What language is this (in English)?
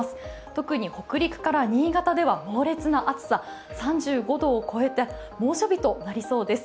Japanese